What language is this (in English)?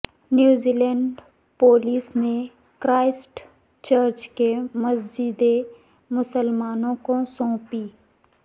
Urdu